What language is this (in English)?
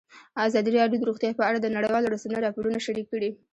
Pashto